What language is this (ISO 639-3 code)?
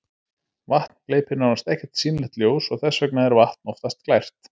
isl